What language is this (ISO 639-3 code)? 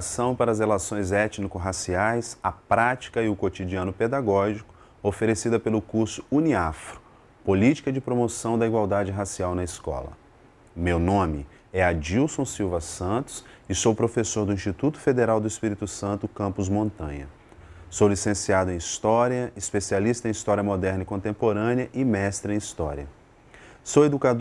por